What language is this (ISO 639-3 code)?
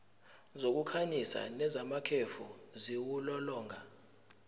zul